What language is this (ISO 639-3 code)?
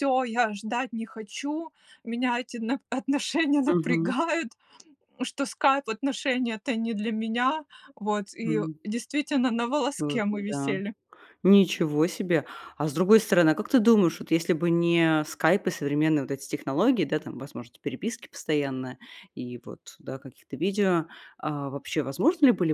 rus